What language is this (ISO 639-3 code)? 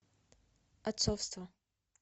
rus